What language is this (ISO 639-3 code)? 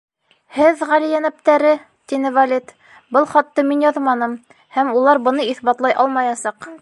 bak